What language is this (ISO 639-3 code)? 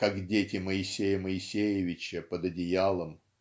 rus